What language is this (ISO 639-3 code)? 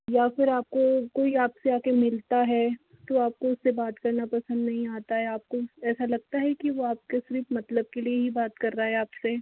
hin